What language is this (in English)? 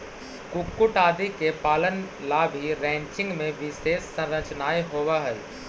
Magahi